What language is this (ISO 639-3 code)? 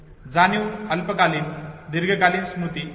mar